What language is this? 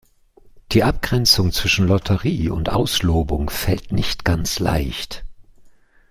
German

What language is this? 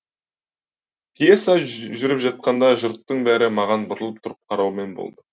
Kazakh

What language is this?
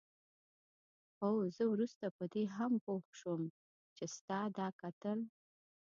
Pashto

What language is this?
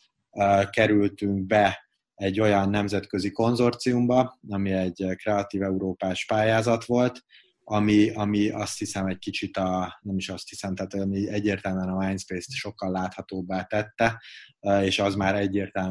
Hungarian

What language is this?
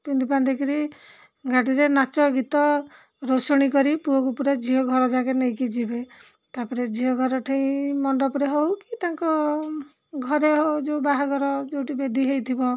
Odia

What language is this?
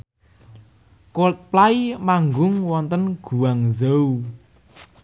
Javanese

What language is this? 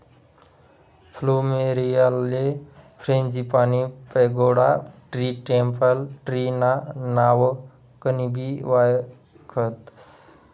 Marathi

